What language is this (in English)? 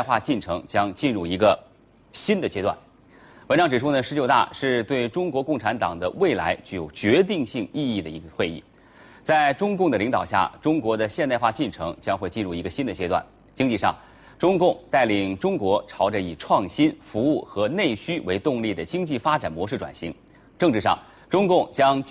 Chinese